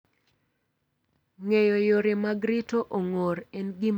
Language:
Luo (Kenya and Tanzania)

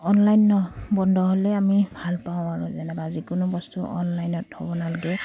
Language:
Assamese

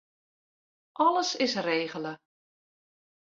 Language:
Western Frisian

